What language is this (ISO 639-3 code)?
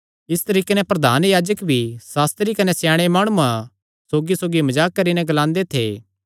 xnr